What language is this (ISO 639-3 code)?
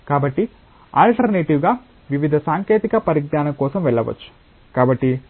tel